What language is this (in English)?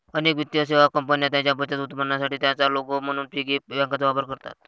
Marathi